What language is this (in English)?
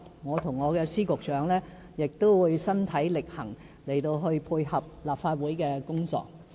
Cantonese